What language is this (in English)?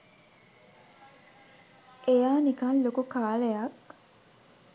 Sinhala